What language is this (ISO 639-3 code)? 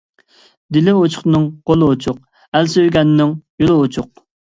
uig